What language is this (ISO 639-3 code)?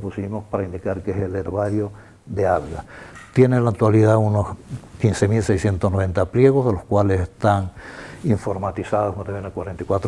spa